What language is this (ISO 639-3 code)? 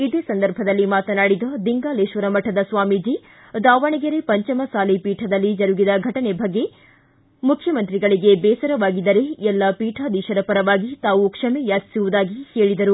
kan